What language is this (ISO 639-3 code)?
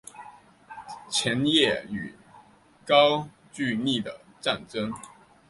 zho